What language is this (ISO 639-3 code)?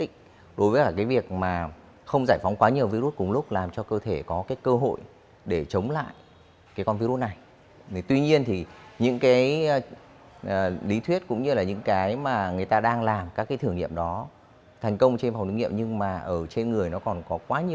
vie